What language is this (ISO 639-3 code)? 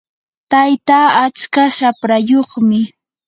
qur